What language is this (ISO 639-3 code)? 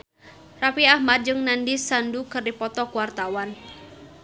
sun